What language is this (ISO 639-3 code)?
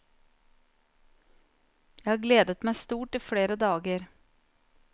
nor